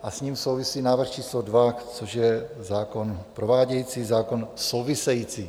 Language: Czech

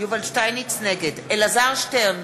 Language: Hebrew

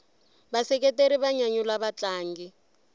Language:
Tsonga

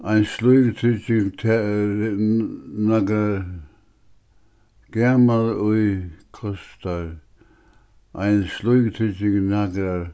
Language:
Faroese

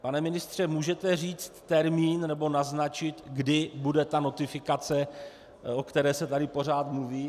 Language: Czech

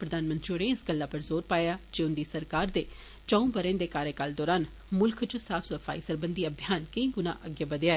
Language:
Dogri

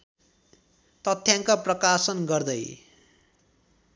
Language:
Nepali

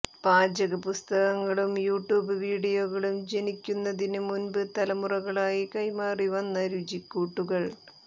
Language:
Malayalam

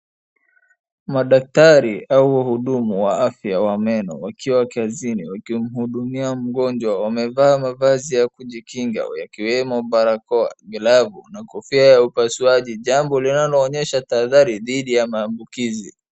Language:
Swahili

